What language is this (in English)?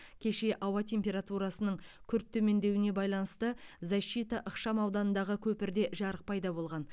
Kazakh